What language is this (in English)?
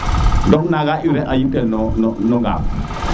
Serer